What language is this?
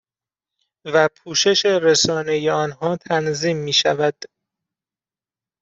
Persian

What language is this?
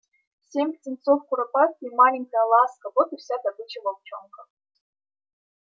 Russian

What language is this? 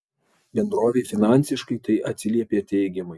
Lithuanian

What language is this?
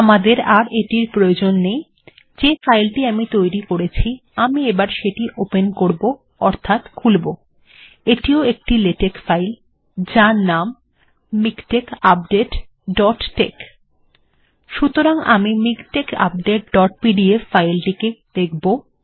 Bangla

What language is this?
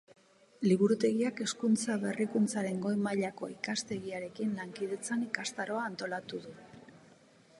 Basque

